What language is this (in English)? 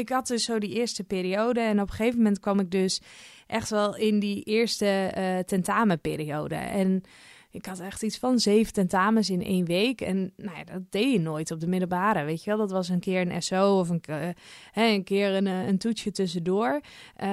Dutch